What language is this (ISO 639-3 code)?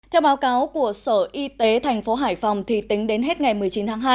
vie